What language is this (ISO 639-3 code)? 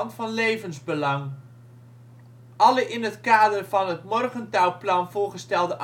nld